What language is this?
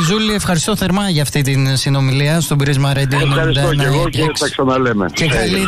Greek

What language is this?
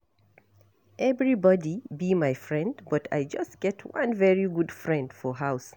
Nigerian Pidgin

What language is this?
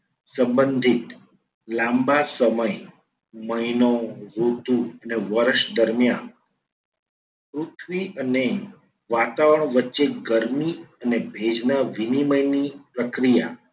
Gujarati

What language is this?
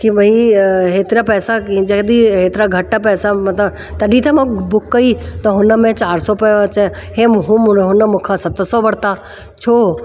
Sindhi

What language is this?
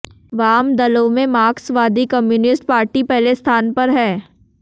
Hindi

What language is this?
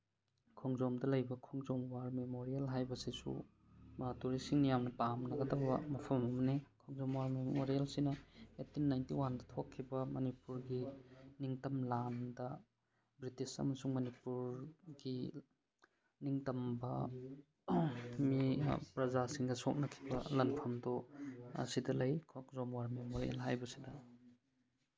Manipuri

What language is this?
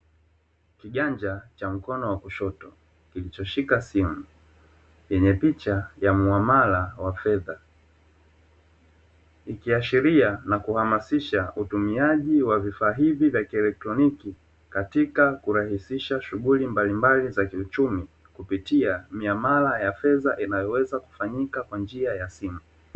Swahili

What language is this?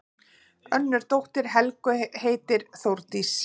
Icelandic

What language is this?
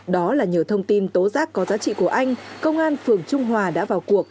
Vietnamese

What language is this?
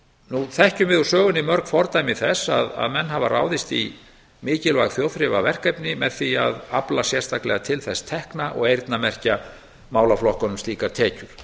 Icelandic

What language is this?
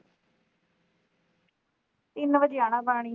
Punjabi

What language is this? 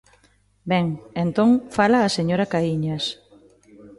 Galician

